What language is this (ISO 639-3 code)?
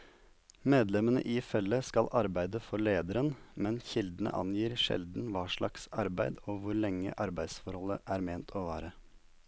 nor